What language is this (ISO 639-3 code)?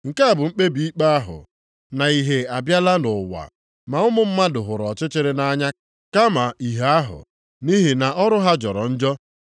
ibo